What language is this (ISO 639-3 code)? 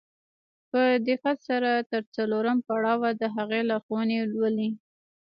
pus